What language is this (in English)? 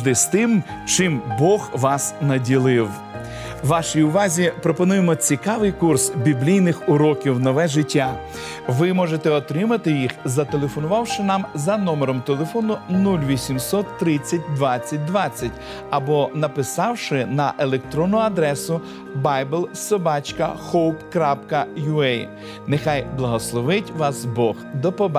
Ukrainian